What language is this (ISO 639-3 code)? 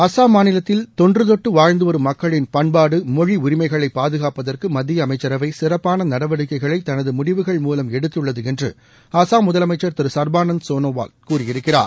tam